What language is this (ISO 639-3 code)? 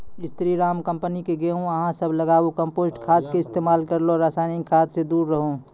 mai